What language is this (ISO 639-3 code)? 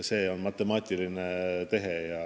est